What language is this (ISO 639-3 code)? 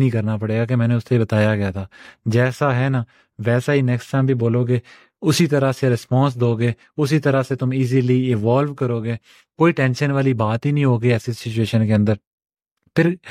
urd